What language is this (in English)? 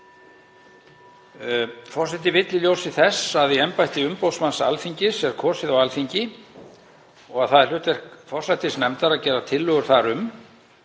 Icelandic